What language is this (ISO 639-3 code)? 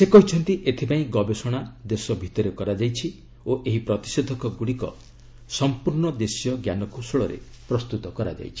ori